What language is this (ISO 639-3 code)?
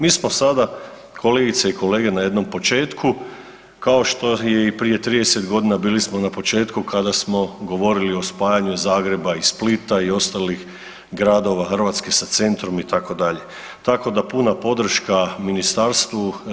hrv